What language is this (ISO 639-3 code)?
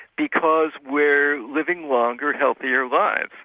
eng